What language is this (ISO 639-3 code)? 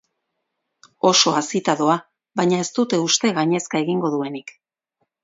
eus